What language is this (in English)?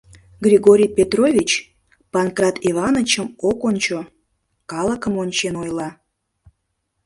Mari